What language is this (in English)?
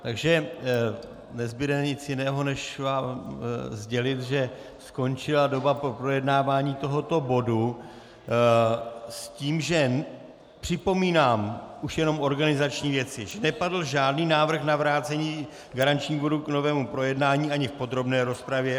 Czech